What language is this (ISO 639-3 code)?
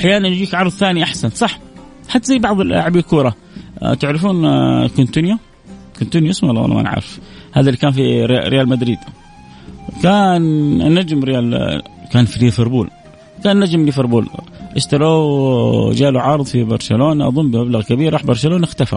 ara